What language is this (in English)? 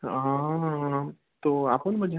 Gujarati